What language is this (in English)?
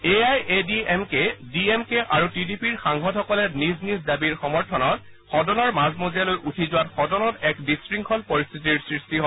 Assamese